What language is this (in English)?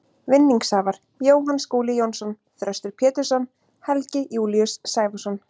Icelandic